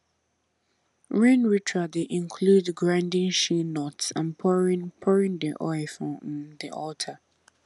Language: Nigerian Pidgin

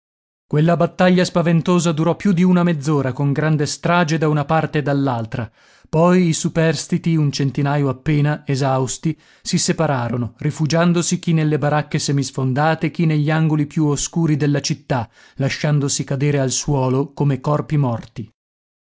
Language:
Italian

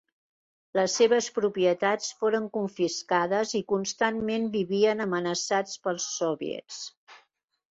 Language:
Catalan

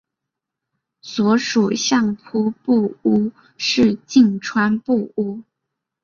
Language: Chinese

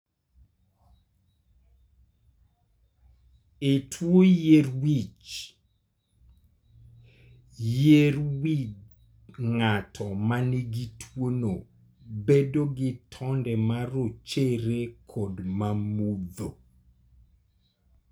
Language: Luo (Kenya and Tanzania)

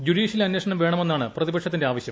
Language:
Malayalam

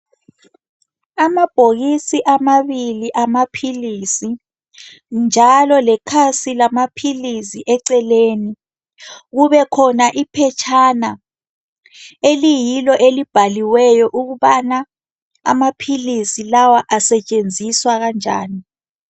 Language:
North Ndebele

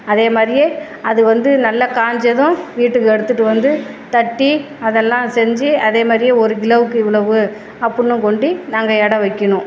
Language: Tamil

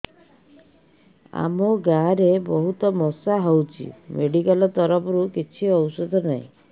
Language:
Odia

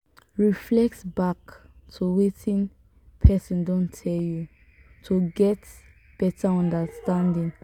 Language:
Nigerian Pidgin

